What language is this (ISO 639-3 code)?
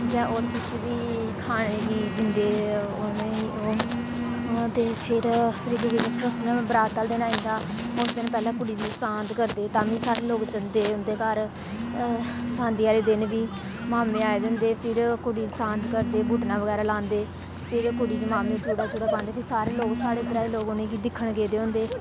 doi